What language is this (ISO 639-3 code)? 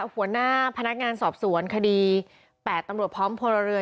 tha